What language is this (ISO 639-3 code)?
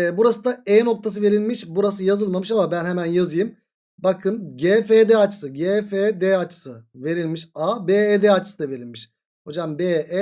tur